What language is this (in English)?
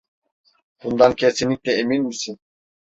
Turkish